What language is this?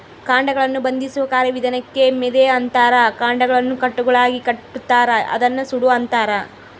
Kannada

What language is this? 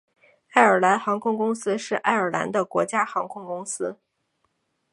Chinese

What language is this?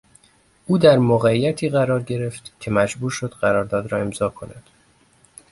Persian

